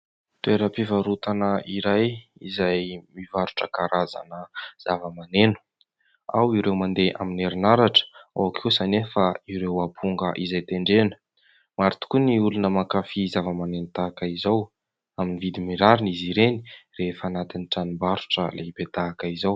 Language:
Malagasy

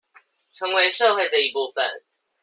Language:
Chinese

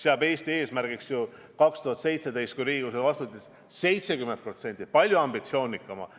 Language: Estonian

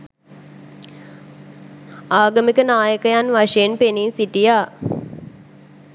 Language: Sinhala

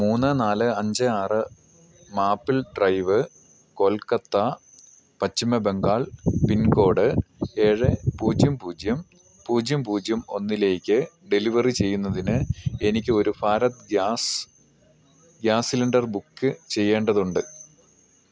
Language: Malayalam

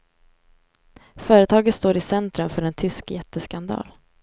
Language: Swedish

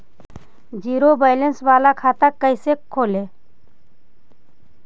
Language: Magahi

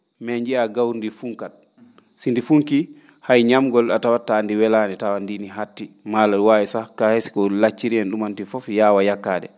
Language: Fula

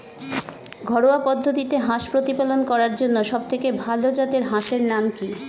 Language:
Bangla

